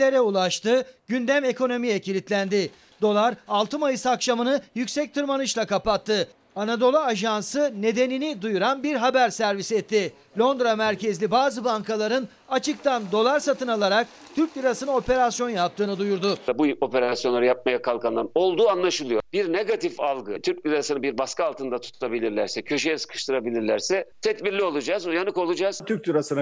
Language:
Turkish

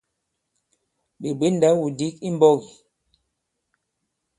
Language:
Bankon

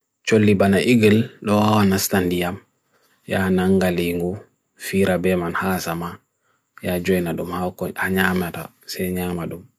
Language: Bagirmi Fulfulde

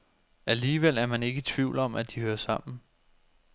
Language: Danish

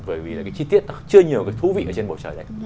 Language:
Vietnamese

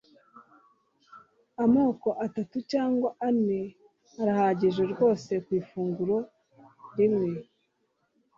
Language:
Kinyarwanda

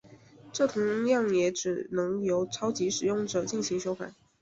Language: Chinese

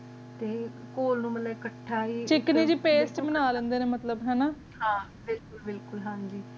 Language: Punjabi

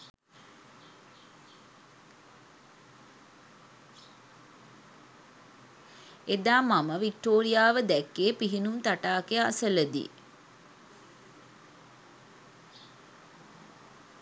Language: Sinhala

